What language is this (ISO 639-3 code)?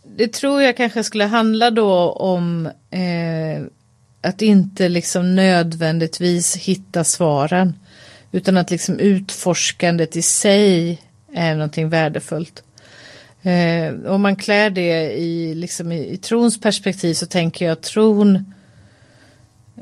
swe